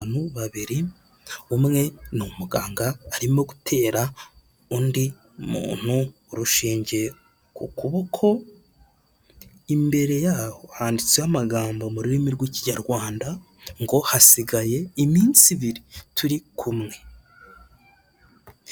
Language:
Kinyarwanda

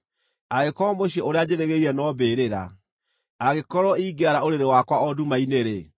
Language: Kikuyu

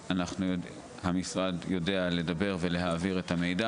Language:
Hebrew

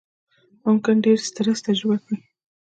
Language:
Pashto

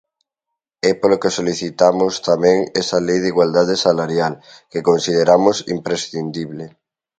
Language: Galician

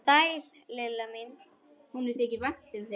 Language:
Icelandic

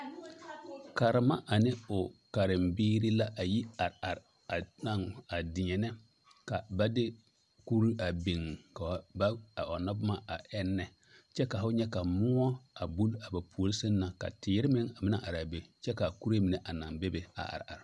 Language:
Southern Dagaare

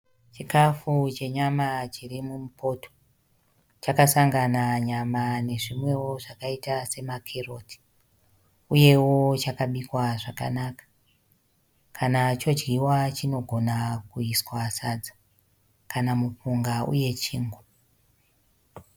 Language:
Shona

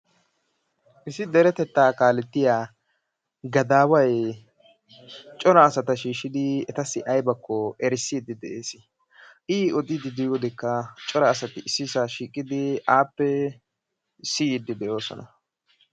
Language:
Wolaytta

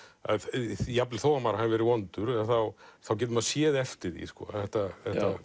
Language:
Icelandic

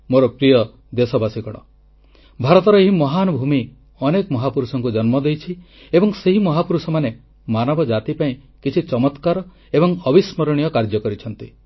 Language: Odia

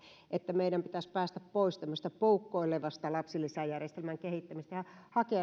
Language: Finnish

